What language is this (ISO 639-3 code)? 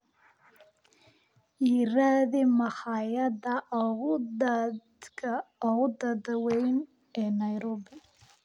som